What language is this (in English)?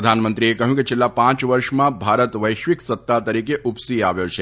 Gujarati